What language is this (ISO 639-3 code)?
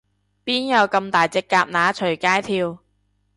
yue